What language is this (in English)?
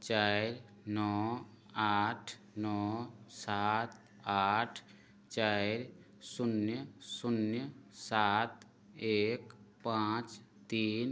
Maithili